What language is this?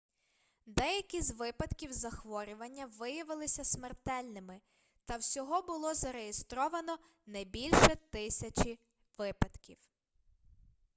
Ukrainian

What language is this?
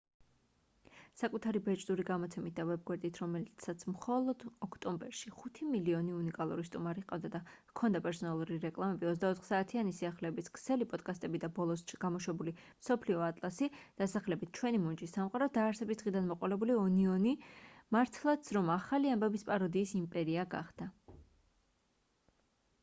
Georgian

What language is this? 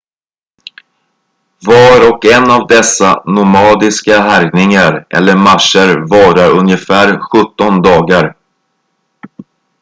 Swedish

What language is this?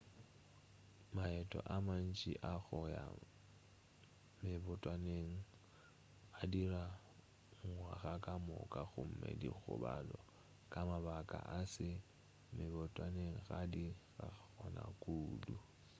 Northern Sotho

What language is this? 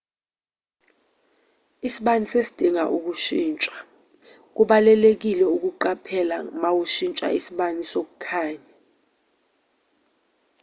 Zulu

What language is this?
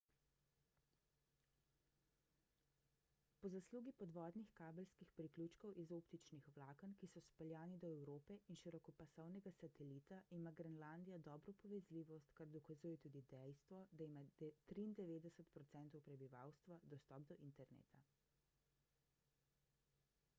Slovenian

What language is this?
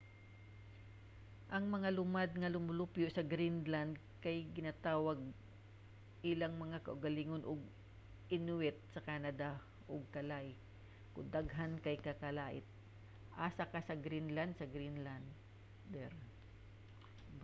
Cebuano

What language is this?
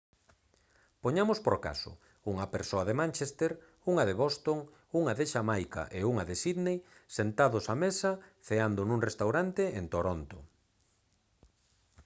Galician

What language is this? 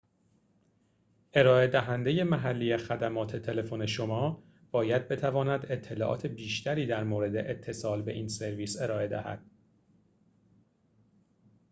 Persian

